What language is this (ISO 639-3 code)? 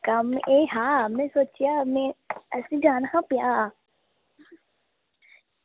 doi